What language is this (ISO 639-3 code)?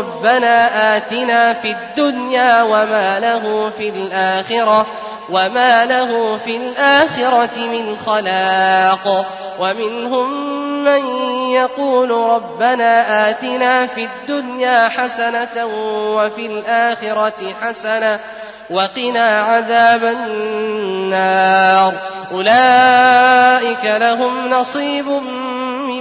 ara